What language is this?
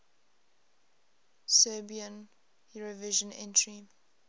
English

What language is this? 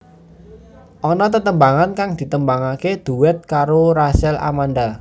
Javanese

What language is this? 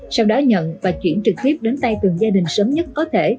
Vietnamese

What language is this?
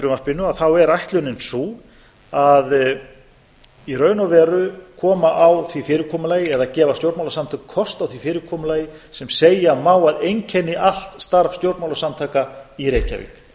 Icelandic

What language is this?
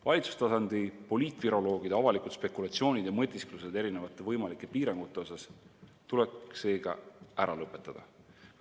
Estonian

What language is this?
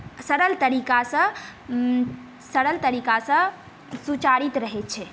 Maithili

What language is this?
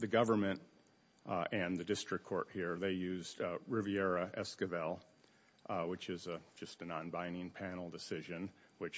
English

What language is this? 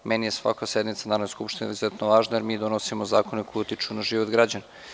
Serbian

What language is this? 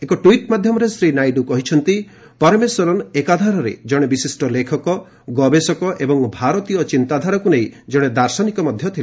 Odia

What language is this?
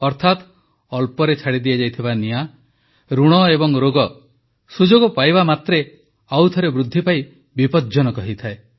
Odia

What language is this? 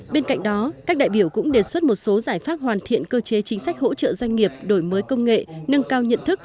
Vietnamese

